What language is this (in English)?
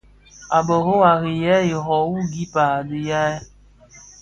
Bafia